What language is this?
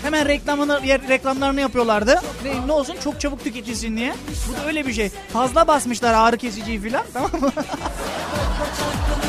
Turkish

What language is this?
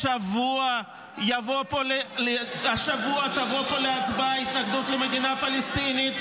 Hebrew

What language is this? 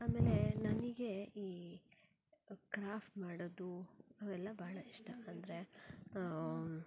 Kannada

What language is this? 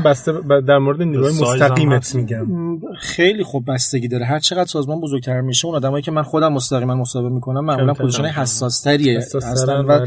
Persian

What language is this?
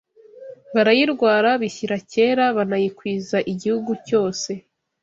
Kinyarwanda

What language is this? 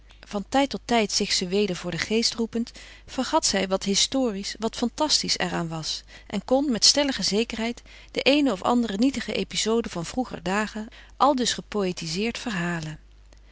Dutch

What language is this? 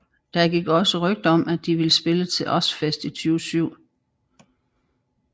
Danish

